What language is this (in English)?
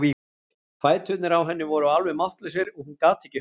Icelandic